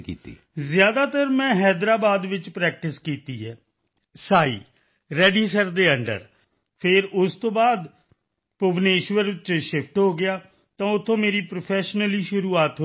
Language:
Punjabi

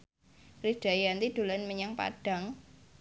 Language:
Javanese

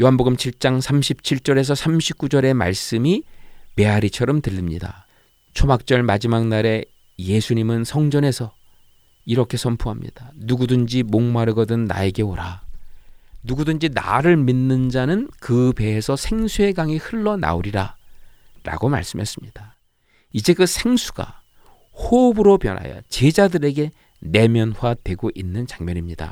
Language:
Korean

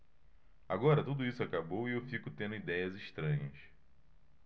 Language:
Portuguese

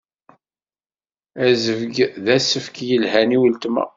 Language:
Kabyle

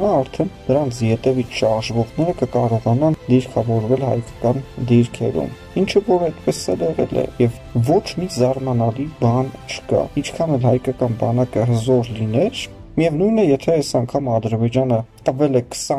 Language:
Romanian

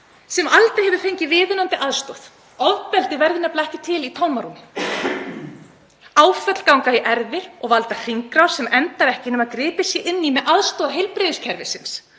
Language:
Icelandic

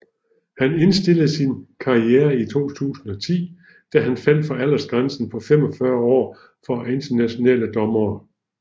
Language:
Danish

